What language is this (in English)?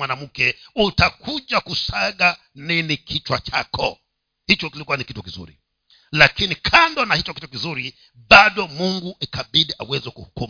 Swahili